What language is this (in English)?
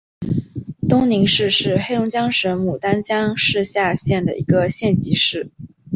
Chinese